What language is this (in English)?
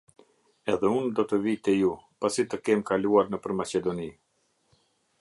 Albanian